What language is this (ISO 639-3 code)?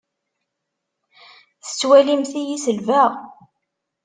kab